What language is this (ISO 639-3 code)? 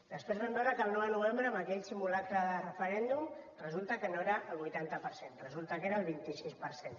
cat